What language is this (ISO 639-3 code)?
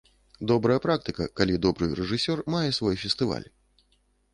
bel